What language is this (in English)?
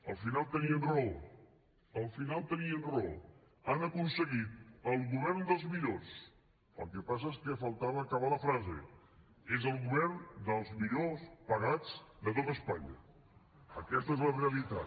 Catalan